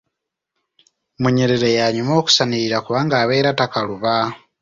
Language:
Ganda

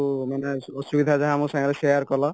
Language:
Odia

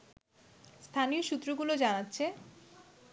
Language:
Bangla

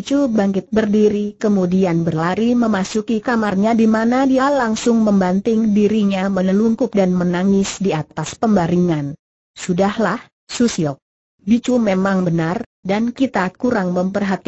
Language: Indonesian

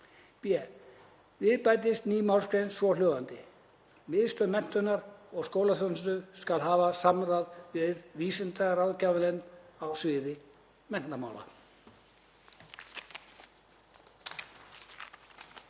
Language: Icelandic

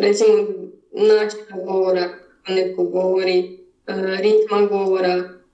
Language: Croatian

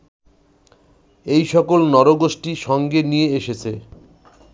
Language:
Bangla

